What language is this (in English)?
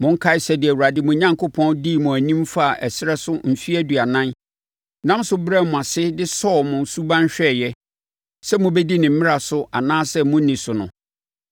Akan